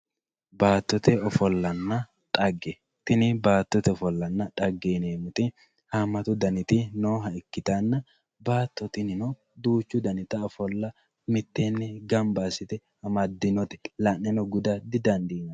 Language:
Sidamo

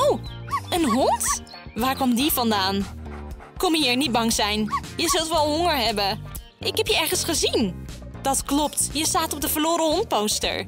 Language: Dutch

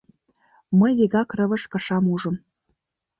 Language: Mari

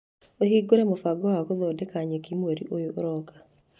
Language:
Kikuyu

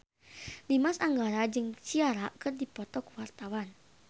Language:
Sundanese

